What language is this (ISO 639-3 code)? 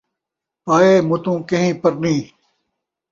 skr